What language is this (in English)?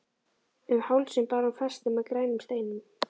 Icelandic